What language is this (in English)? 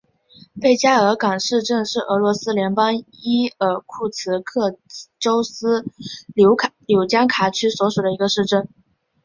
Chinese